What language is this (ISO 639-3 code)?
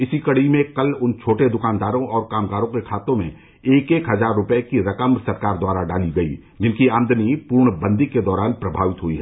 hin